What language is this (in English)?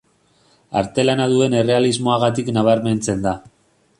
Basque